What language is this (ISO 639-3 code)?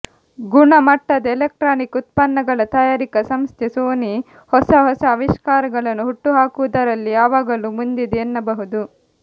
kan